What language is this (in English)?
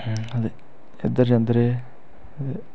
Dogri